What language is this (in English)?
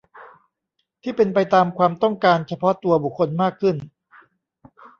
Thai